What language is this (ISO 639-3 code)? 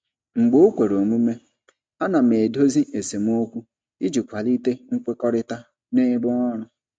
ibo